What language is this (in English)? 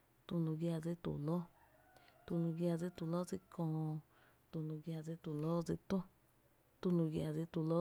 Tepinapa Chinantec